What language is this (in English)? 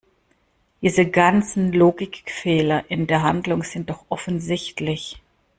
German